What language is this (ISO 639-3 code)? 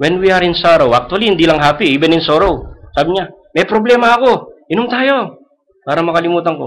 fil